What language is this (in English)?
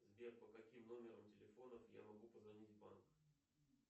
Russian